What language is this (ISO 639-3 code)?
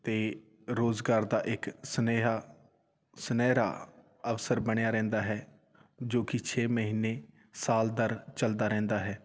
pan